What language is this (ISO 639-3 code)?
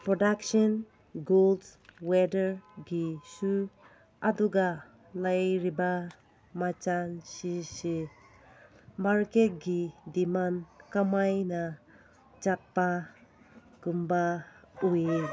mni